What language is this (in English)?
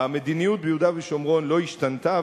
Hebrew